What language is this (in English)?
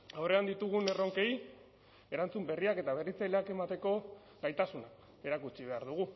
Basque